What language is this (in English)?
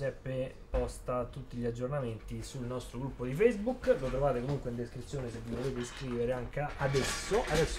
Italian